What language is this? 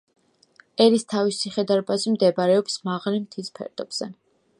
Georgian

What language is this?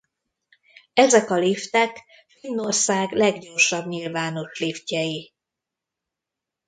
Hungarian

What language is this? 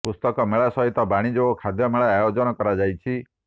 Odia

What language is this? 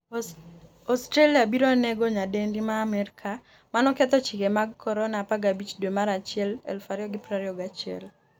Luo (Kenya and Tanzania)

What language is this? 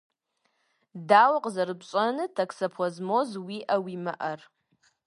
Kabardian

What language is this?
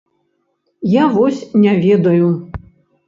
Belarusian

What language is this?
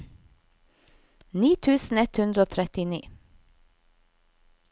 Norwegian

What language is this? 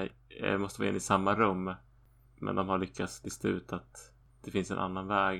Swedish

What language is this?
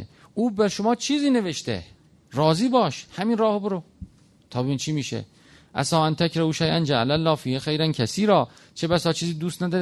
Persian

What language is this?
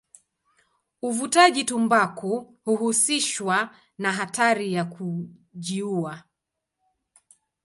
Swahili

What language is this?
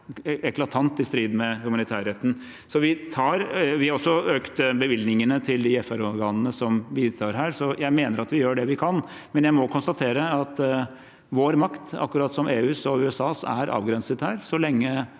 Norwegian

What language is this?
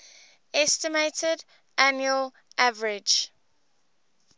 English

